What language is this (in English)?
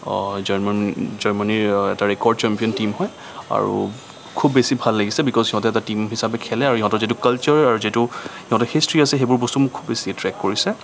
Assamese